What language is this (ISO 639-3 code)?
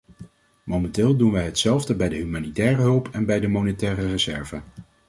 nld